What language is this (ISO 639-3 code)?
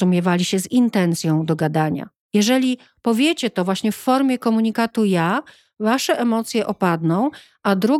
pol